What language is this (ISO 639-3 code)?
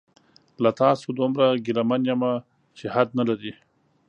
pus